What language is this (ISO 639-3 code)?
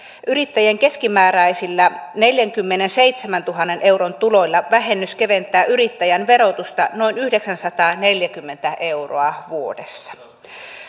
fin